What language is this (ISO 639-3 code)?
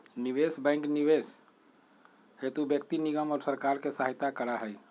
mag